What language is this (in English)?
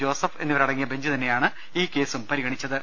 Malayalam